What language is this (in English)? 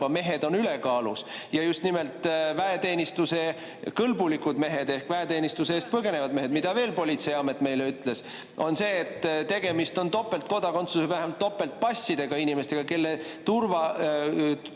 Estonian